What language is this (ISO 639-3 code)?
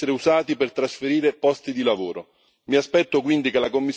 ita